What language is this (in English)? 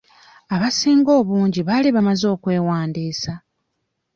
Ganda